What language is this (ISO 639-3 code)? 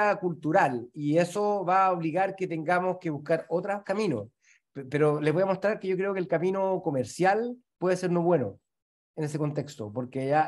spa